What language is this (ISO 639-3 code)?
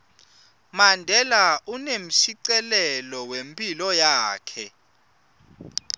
ssw